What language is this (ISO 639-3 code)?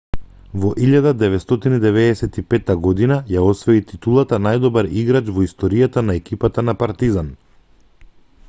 mkd